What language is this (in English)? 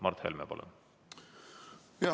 Estonian